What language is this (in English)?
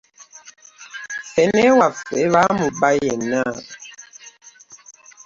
Ganda